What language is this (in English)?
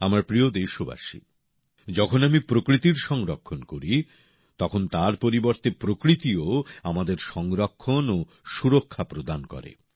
Bangla